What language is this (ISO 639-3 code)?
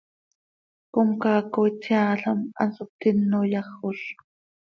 sei